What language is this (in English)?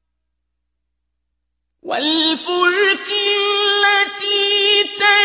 Arabic